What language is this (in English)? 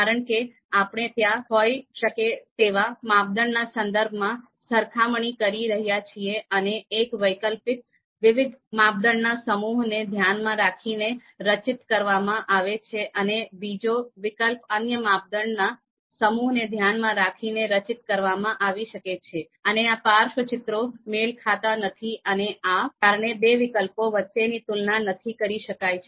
Gujarati